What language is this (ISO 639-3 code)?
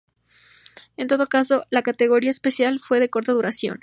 spa